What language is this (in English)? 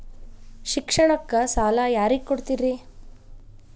Kannada